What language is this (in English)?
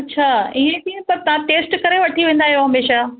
Sindhi